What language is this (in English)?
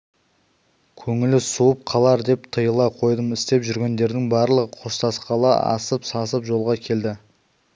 Kazakh